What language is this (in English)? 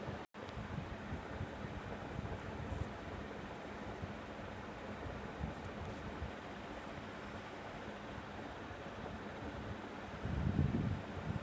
Telugu